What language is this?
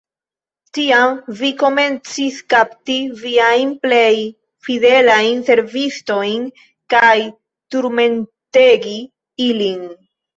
Esperanto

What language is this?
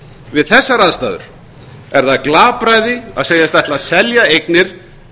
Icelandic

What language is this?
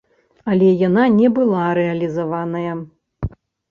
Belarusian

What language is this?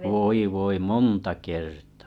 Finnish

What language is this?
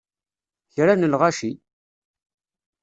Kabyle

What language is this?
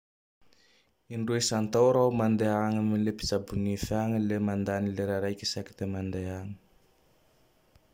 Tandroy-Mahafaly Malagasy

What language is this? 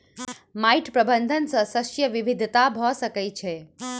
Maithili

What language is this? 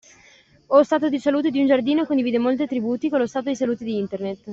Italian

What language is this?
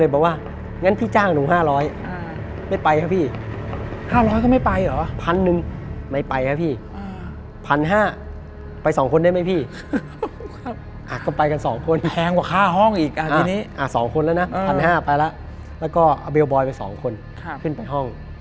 Thai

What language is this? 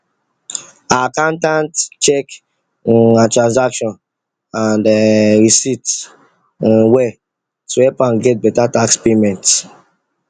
Nigerian Pidgin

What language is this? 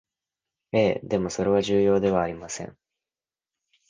Japanese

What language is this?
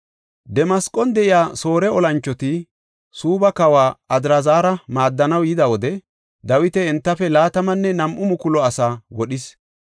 Gofa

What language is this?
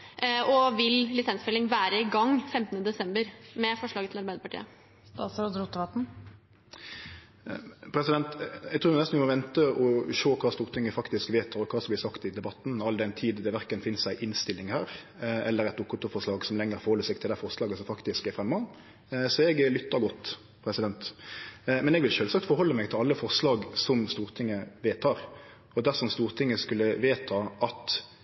Norwegian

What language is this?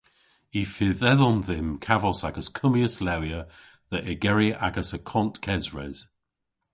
Cornish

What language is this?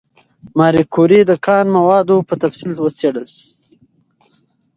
Pashto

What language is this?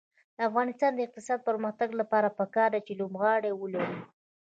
Pashto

